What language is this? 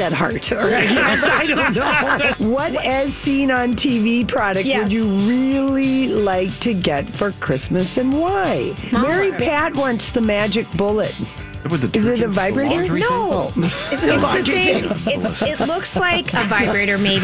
English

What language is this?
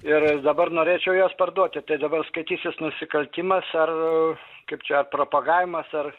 Lithuanian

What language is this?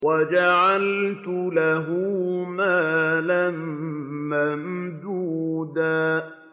Arabic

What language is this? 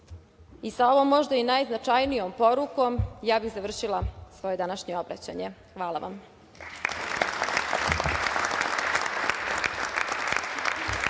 Serbian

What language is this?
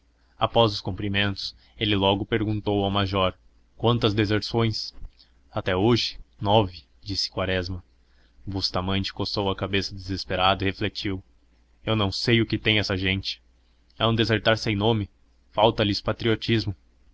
Portuguese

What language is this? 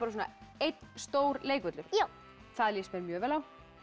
Icelandic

